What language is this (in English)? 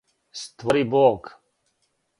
Serbian